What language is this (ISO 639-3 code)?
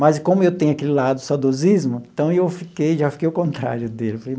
por